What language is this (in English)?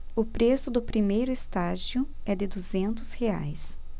Portuguese